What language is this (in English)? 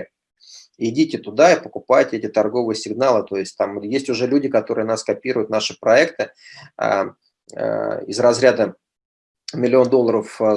Russian